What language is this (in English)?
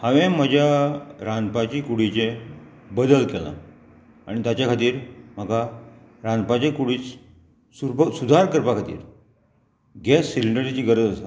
Konkani